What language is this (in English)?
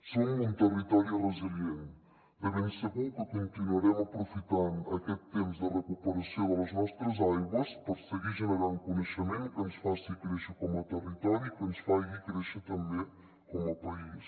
Catalan